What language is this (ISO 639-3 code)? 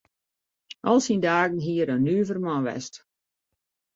fry